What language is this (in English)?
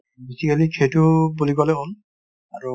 Assamese